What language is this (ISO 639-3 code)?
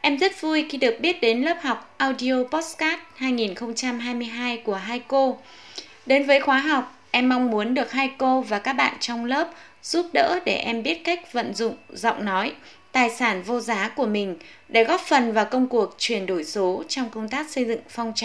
vie